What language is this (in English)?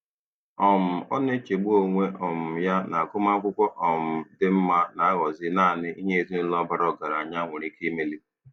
Igbo